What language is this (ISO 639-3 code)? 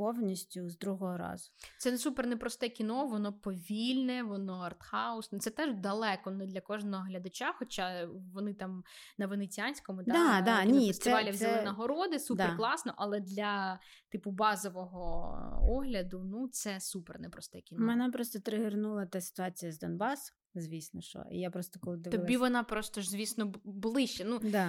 ukr